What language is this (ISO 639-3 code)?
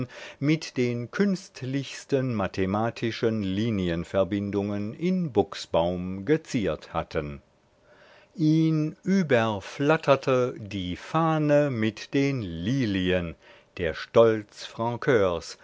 deu